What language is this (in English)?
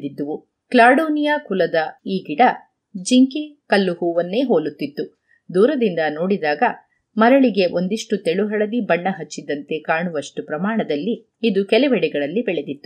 Kannada